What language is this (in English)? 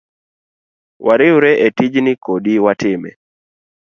Luo (Kenya and Tanzania)